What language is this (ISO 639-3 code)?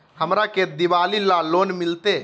mag